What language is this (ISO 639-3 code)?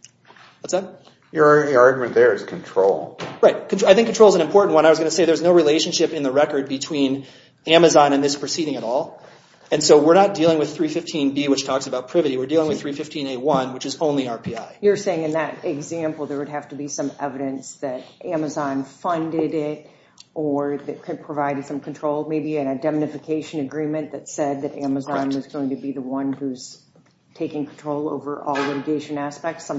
eng